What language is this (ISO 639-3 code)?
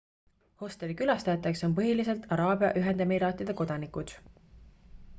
est